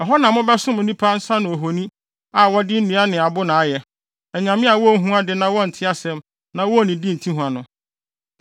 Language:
Akan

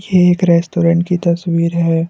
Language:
Hindi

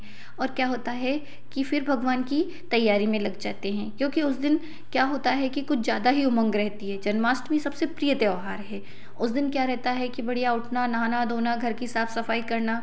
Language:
Hindi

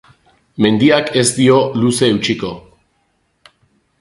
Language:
Basque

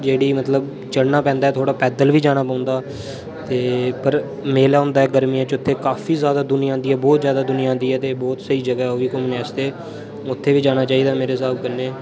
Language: Dogri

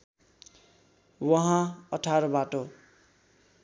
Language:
Nepali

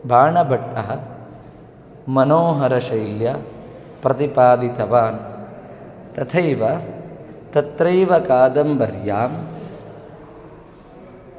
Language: Sanskrit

